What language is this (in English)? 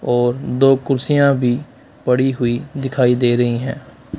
Hindi